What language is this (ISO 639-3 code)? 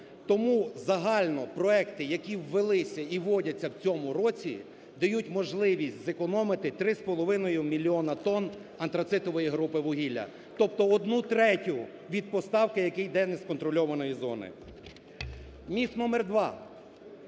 ukr